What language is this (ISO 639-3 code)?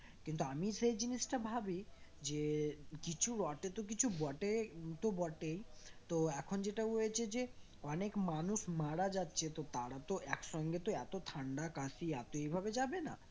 ben